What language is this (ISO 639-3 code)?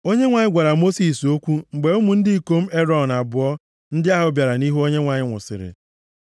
ibo